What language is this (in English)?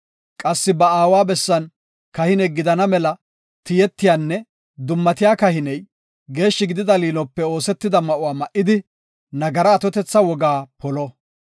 Gofa